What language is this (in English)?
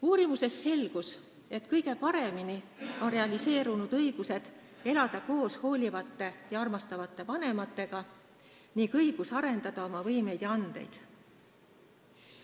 Estonian